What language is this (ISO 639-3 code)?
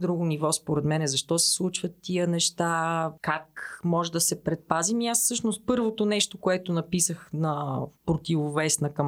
bul